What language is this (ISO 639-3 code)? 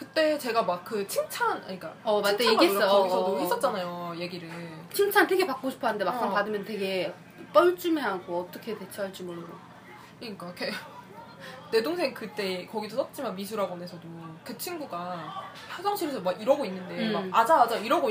kor